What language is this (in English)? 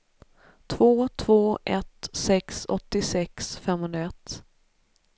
Swedish